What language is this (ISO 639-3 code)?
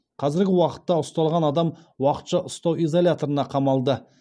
kaz